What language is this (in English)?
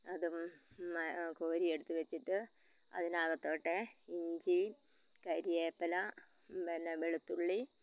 Malayalam